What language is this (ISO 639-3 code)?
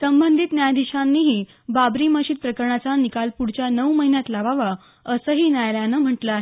mar